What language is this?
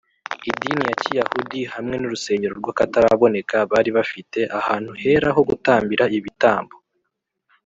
Kinyarwanda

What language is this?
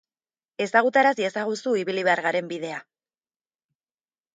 Basque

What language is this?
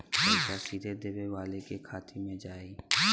Bhojpuri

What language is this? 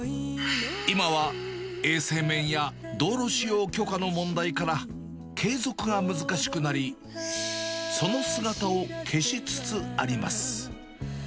Japanese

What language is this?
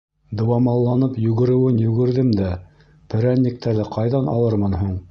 Bashkir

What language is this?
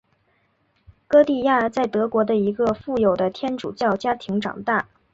Chinese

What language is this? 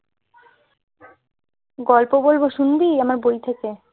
Bangla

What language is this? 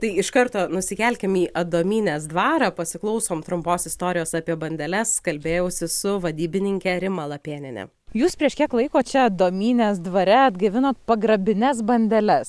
Lithuanian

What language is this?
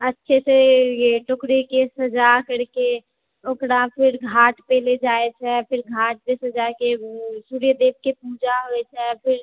Maithili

